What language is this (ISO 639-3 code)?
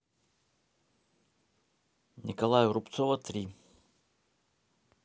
rus